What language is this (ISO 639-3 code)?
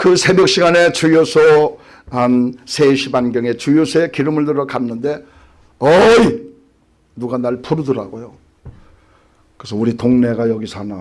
kor